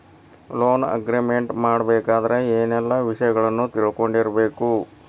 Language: Kannada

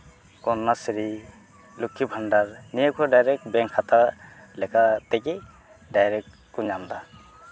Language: Santali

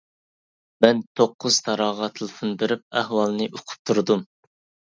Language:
Uyghur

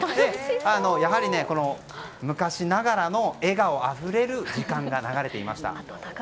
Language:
Japanese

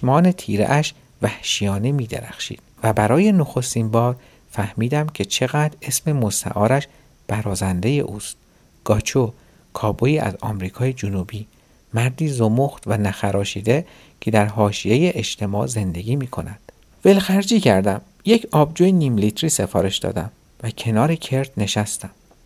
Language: Persian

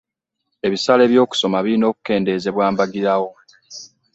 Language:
Ganda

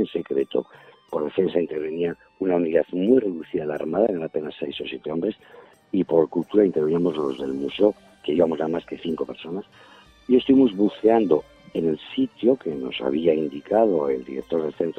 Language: Spanish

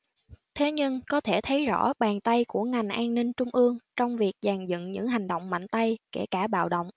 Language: Vietnamese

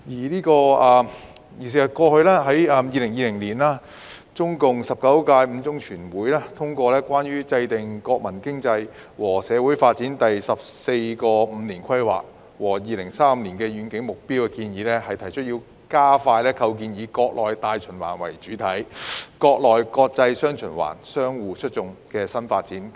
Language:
Cantonese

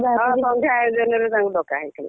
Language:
Odia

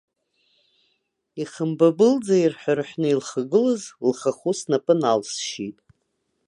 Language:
Abkhazian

